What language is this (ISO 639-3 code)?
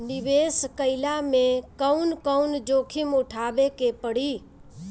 bho